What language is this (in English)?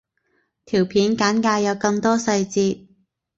Cantonese